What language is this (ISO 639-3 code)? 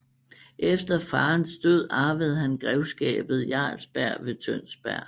dan